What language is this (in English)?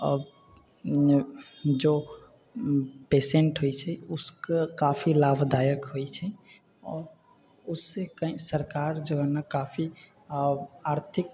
Maithili